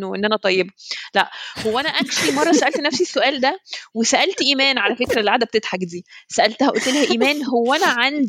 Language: Arabic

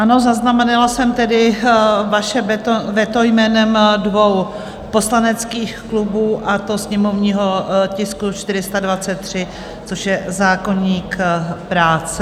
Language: Czech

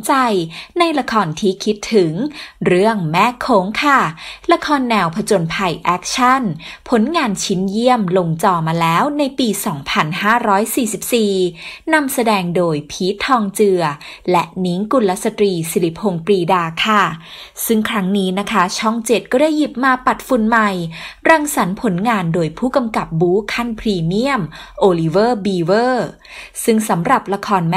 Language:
Thai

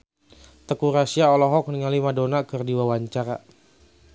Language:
Sundanese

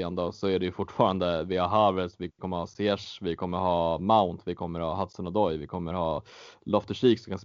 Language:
Swedish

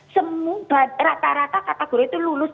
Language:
Indonesian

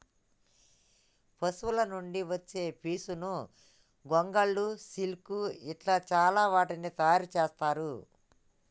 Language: Telugu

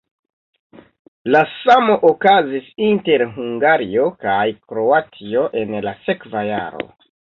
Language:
Esperanto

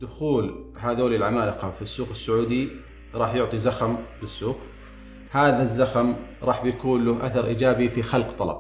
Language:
Arabic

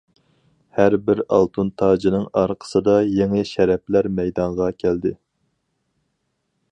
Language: Uyghur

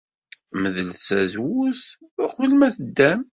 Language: Kabyle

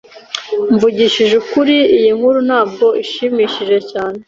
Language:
Kinyarwanda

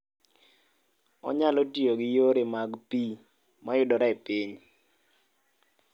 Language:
Luo (Kenya and Tanzania)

